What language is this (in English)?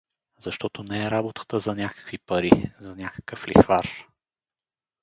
Bulgarian